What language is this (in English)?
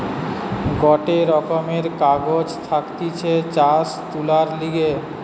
Bangla